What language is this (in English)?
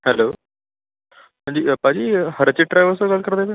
Punjabi